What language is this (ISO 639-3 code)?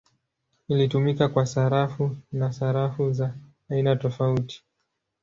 swa